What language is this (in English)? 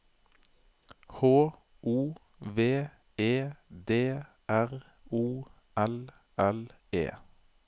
Norwegian